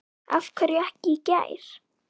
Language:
Icelandic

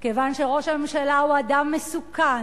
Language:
Hebrew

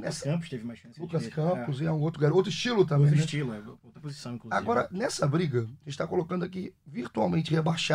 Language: Portuguese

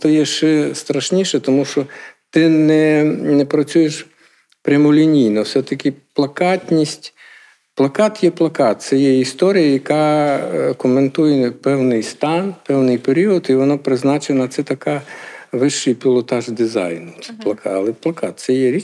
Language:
Ukrainian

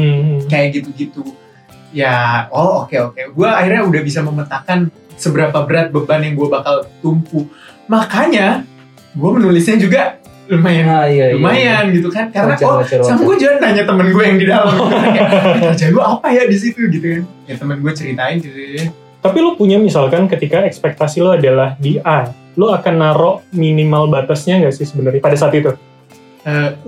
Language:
Indonesian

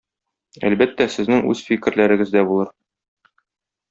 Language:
Tatar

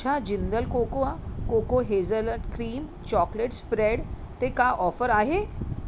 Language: Sindhi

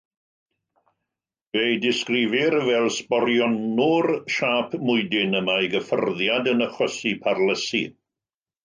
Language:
Welsh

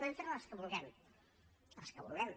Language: Catalan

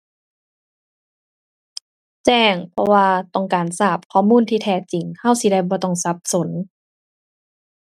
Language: Thai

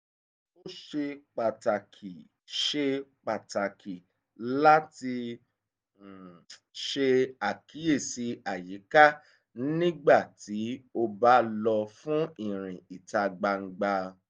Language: Yoruba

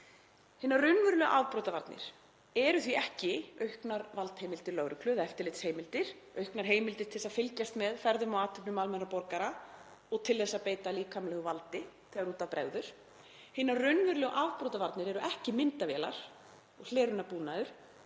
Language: Icelandic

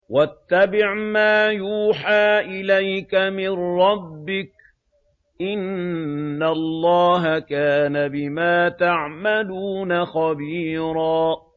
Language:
Arabic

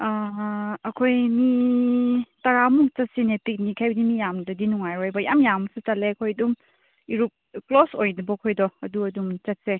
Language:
Manipuri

